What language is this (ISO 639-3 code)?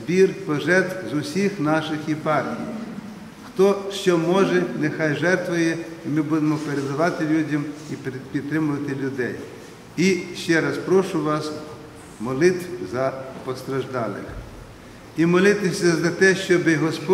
ukr